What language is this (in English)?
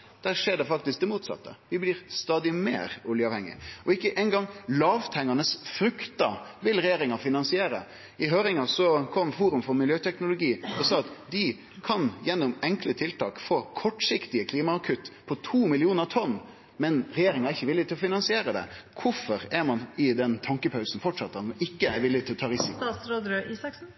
Norwegian Nynorsk